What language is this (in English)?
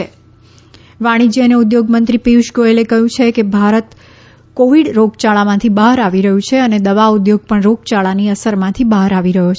Gujarati